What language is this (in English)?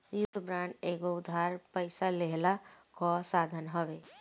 Bhojpuri